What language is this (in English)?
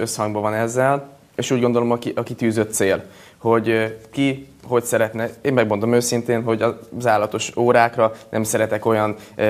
Hungarian